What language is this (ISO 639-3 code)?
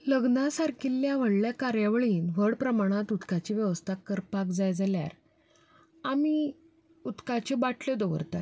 kok